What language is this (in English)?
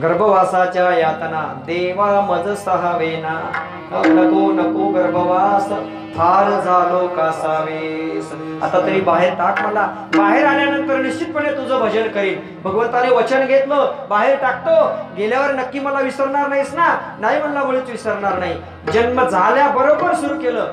Marathi